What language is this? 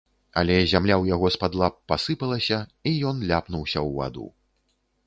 Belarusian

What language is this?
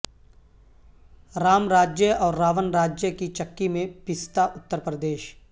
Urdu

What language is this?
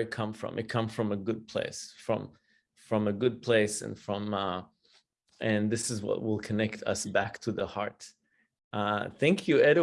English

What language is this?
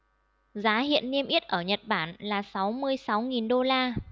Vietnamese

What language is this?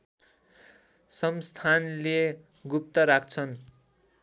Nepali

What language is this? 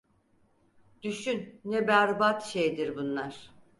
Turkish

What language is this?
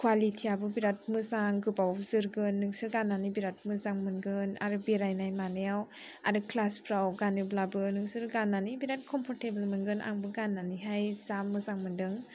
Bodo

